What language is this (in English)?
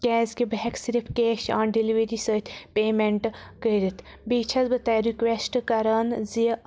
Kashmiri